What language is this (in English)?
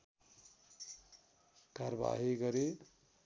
Nepali